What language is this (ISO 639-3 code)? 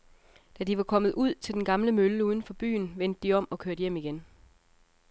dan